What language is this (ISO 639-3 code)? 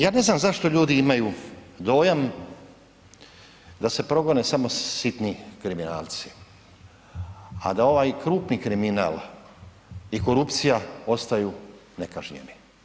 hrv